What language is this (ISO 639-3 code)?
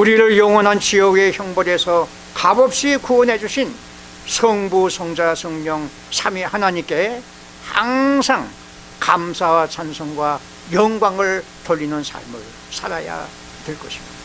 kor